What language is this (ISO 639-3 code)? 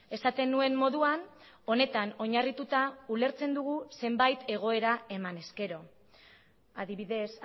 eus